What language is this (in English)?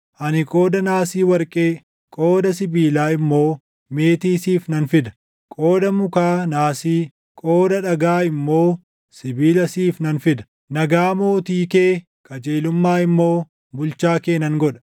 Oromo